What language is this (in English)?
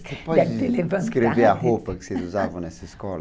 Portuguese